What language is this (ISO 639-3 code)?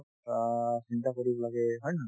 asm